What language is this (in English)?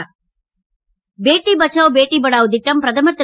Tamil